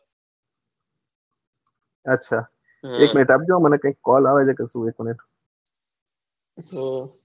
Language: Gujarati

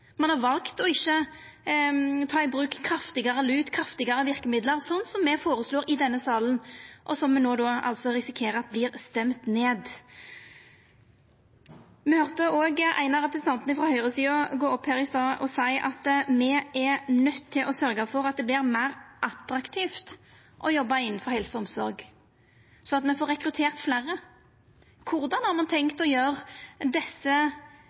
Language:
Norwegian Nynorsk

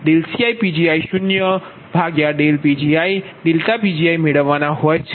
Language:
Gujarati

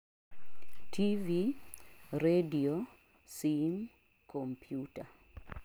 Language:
Luo (Kenya and Tanzania)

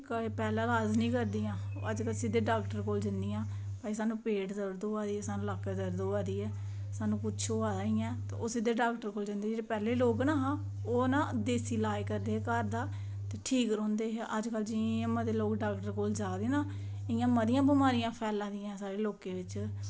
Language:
Dogri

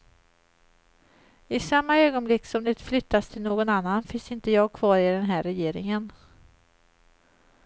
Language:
Swedish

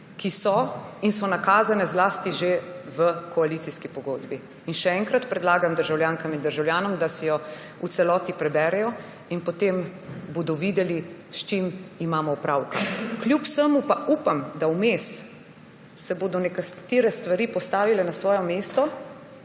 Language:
Slovenian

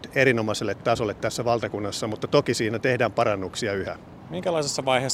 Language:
Finnish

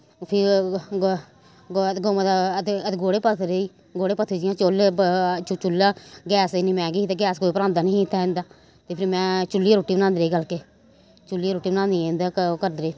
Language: Dogri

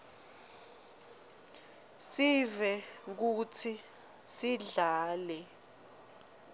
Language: Swati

